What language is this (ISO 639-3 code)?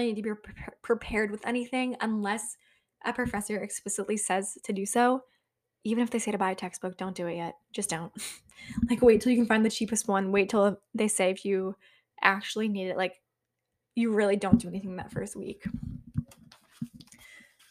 eng